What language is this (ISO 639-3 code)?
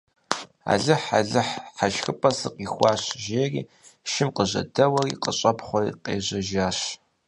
kbd